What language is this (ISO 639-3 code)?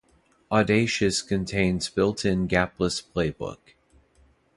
eng